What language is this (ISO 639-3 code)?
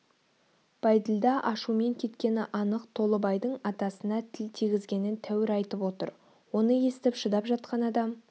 kaz